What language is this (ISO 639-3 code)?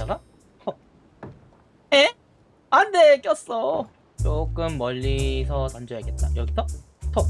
kor